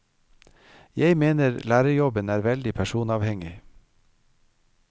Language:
Norwegian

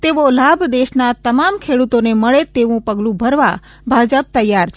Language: Gujarati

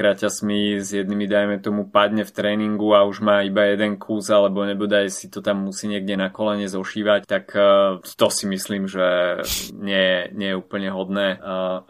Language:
Slovak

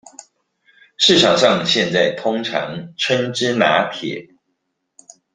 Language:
Chinese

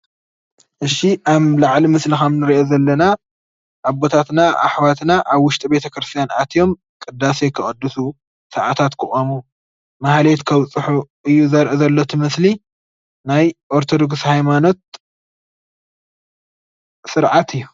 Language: Tigrinya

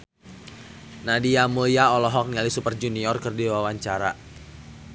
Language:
Sundanese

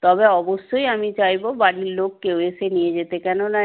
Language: Bangla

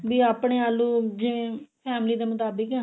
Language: Punjabi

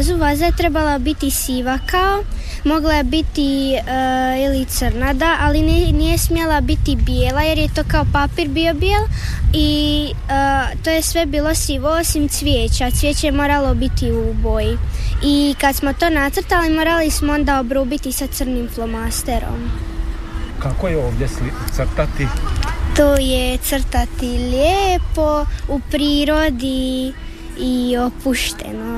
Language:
Croatian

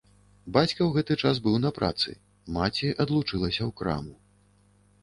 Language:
Belarusian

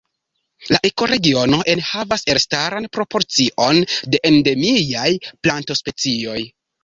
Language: Esperanto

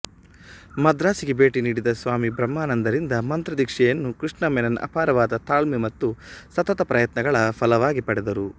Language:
Kannada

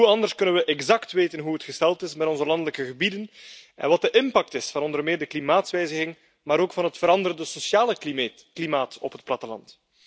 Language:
Dutch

